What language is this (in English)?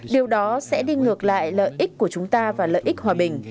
Vietnamese